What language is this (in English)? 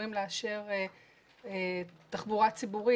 Hebrew